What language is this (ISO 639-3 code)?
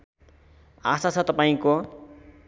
nep